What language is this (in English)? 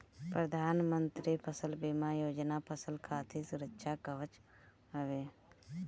Bhojpuri